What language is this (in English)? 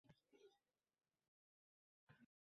Uzbek